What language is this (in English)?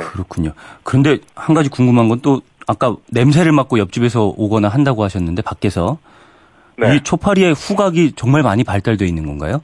Korean